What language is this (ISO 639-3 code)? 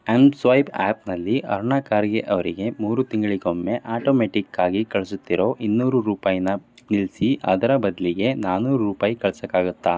kan